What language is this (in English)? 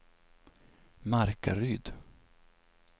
Swedish